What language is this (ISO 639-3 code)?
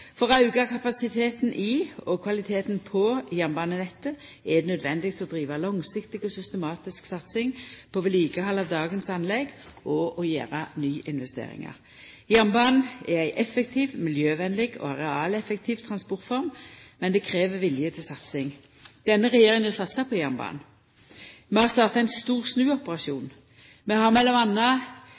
nno